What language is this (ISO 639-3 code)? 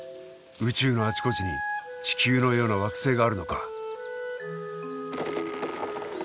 jpn